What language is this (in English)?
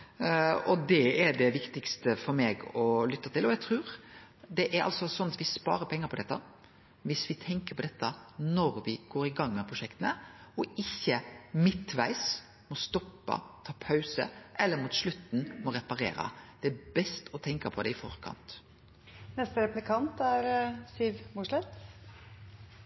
Norwegian